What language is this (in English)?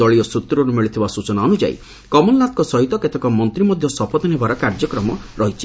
Odia